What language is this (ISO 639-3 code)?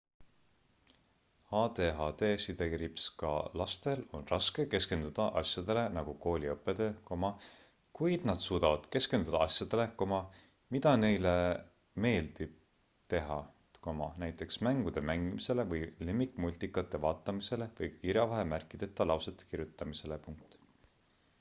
est